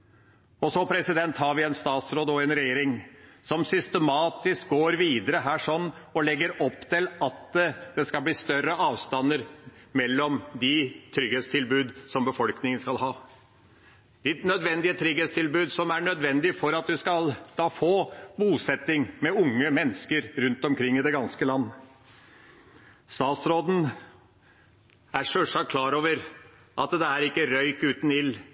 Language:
Norwegian Bokmål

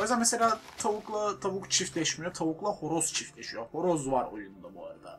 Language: Turkish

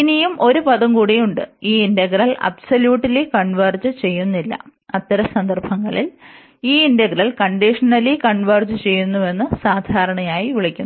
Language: Malayalam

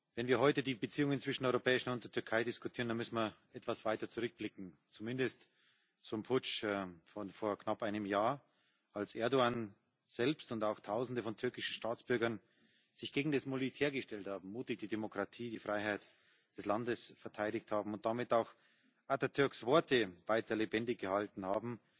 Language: German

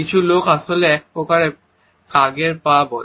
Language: Bangla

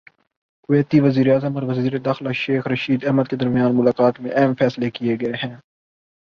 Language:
Urdu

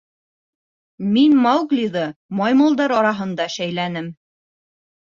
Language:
Bashkir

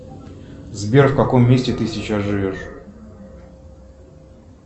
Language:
Russian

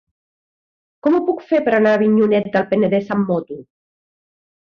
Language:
Catalan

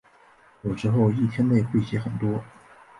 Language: Chinese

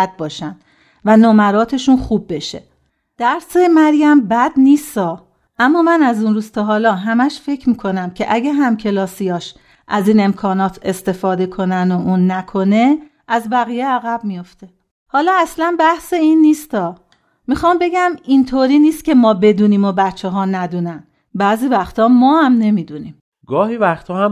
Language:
Persian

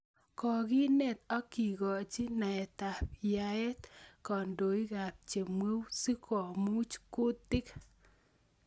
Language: Kalenjin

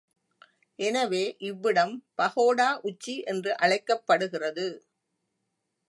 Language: Tamil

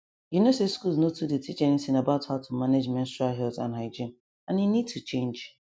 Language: Nigerian Pidgin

